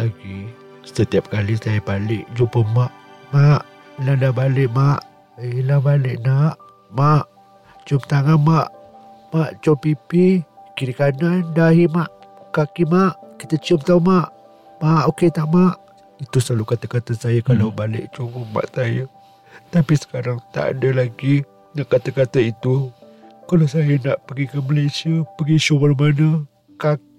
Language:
Malay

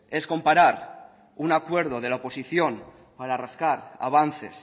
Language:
Spanish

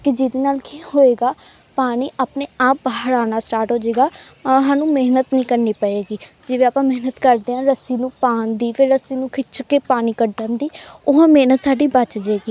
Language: Punjabi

